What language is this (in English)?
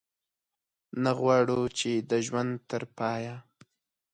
Pashto